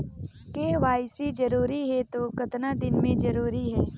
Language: Chhattisgarhi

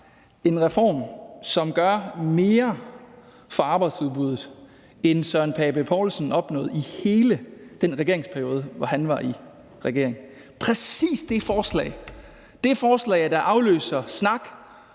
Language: Danish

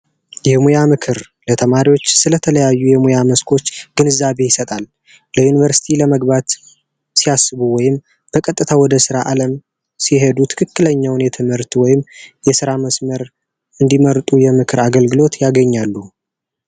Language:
Amharic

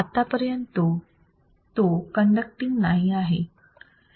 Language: Marathi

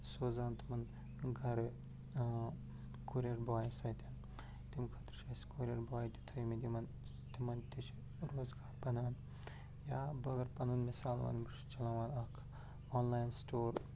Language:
Kashmiri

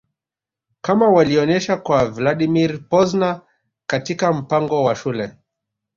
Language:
Swahili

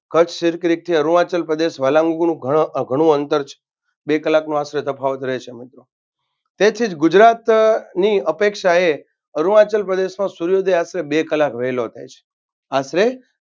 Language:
Gujarati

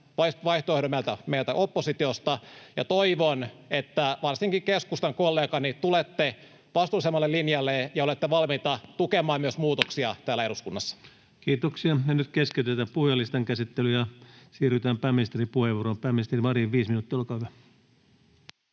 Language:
Finnish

